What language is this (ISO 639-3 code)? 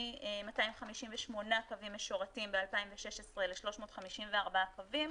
heb